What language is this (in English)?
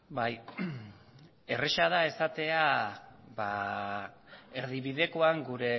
Basque